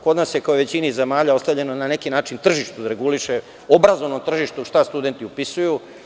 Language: Serbian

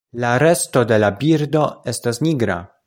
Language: Esperanto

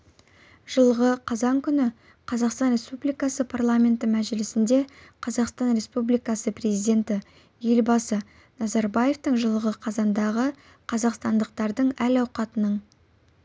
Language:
Kazakh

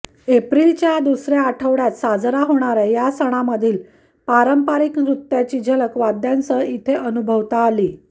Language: Marathi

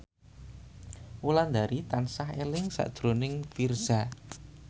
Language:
Javanese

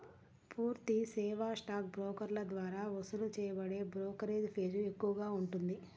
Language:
Telugu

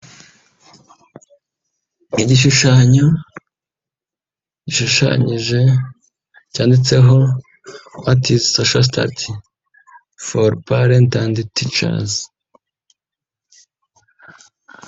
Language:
Kinyarwanda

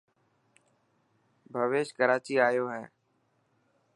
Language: Dhatki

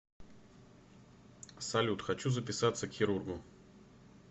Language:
Russian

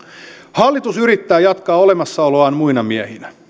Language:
Finnish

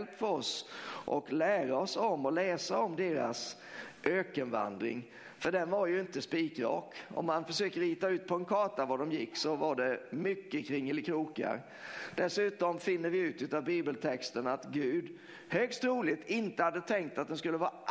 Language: Swedish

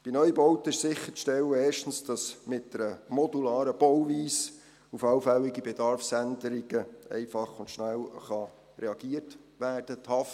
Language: Swiss German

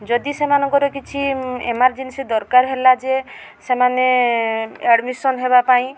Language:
Odia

